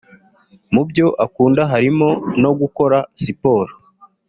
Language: Kinyarwanda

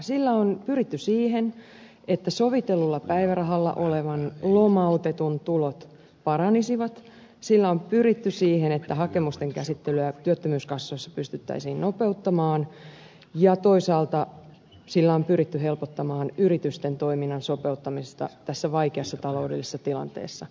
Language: Finnish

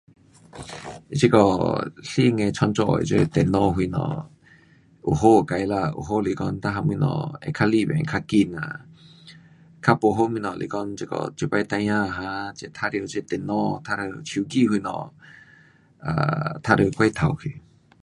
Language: Pu-Xian Chinese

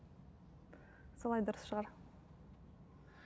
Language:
Kazakh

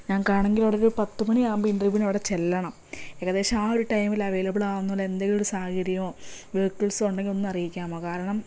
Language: Malayalam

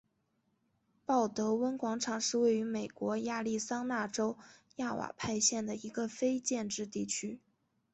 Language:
Chinese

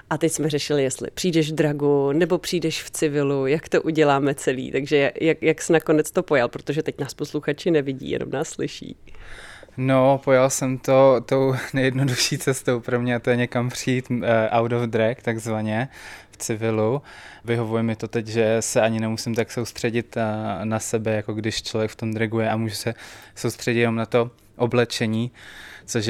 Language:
Czech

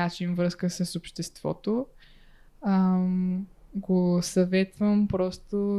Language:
Bulgarian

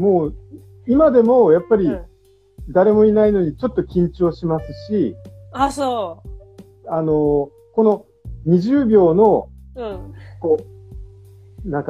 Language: Japanese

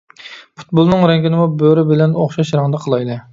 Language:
Uyghur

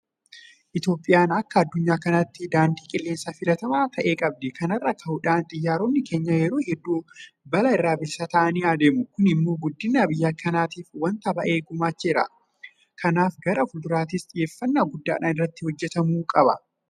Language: Oromo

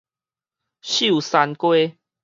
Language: Min Nan Chinese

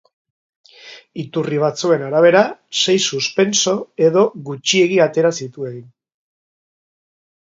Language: Basque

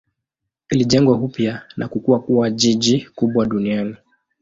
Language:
Swahili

